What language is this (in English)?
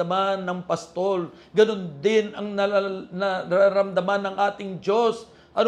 Filipino